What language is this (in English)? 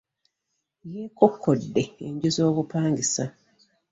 Ganda